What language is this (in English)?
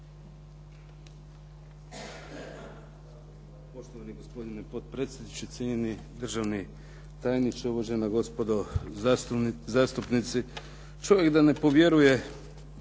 Croatian